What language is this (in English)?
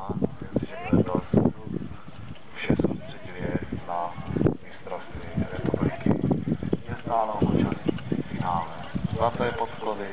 Czech